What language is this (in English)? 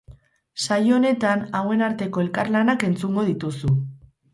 Basque